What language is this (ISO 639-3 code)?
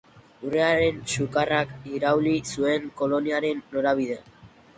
eus